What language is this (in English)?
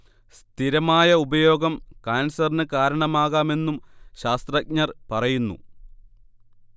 Malayalam